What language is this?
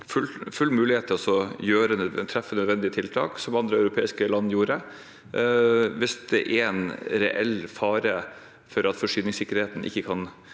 Norwegian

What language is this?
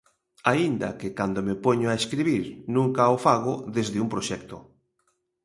Galician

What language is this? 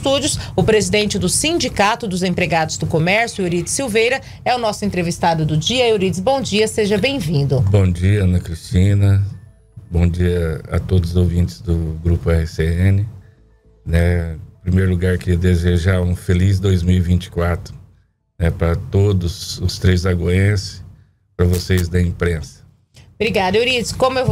Portuguese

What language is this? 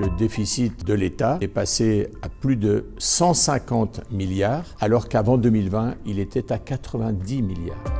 French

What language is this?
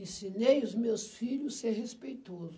Portuguese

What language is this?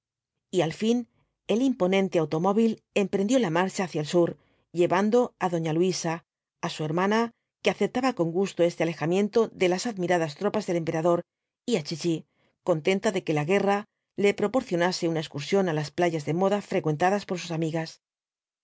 Spanish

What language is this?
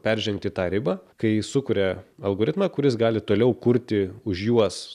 Lithuanian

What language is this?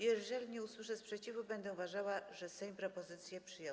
Polish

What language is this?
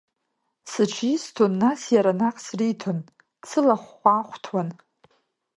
Abkhazian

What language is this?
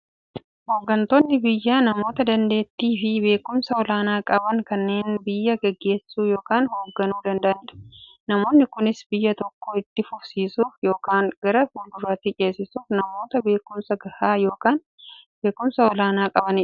Oromo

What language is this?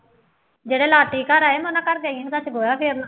Punjabi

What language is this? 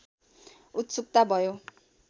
Nepali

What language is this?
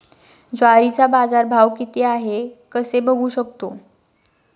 Marathi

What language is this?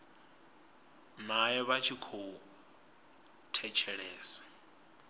Venda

